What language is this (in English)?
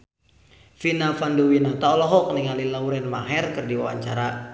Sundanese